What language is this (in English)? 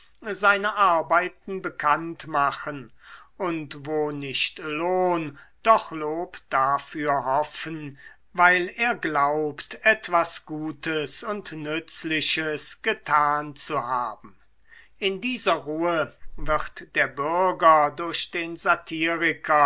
German